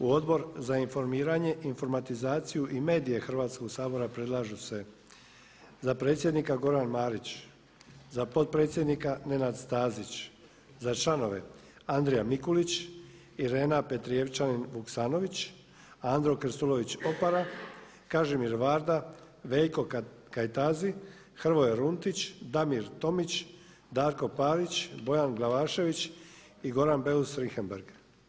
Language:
Croatian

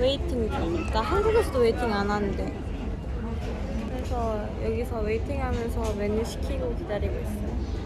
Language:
Korean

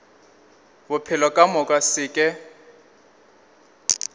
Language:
Northern Sotho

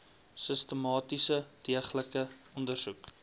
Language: Afrikaans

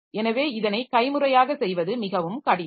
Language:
Tamil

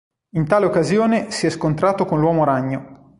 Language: Italian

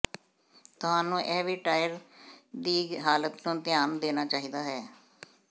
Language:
Punjabi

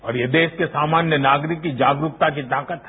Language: Hindi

